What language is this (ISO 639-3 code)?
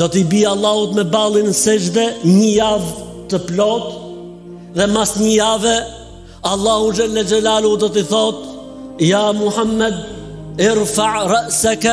tur